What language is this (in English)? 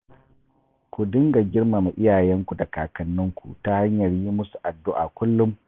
Hausa